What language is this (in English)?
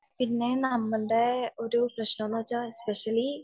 Malayalam